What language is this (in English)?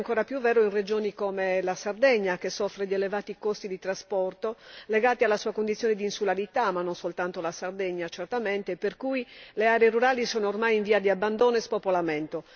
Italian